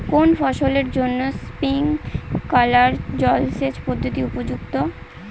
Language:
Bangla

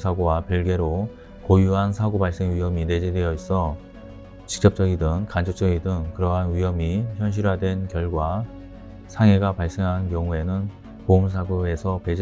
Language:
Korean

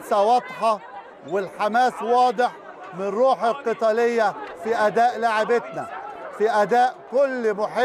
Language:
Arabic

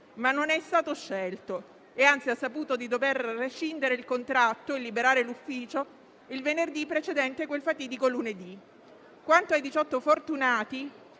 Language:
Italian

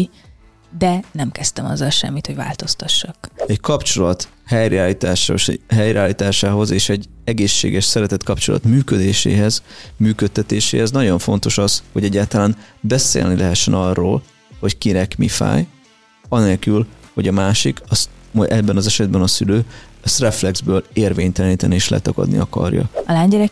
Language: Hungarian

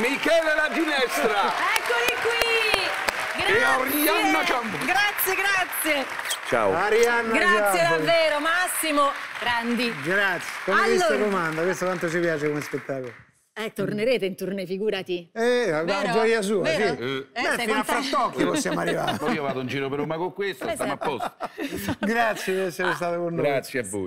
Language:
Italian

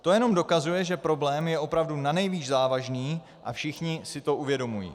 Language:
Czech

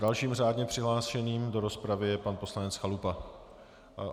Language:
Czech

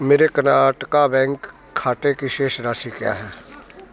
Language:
Hindi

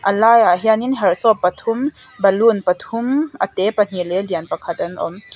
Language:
Mizo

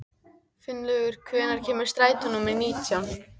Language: Icelandic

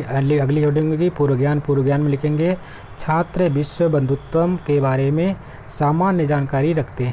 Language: Hindi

